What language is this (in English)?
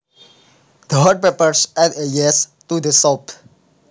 Javanese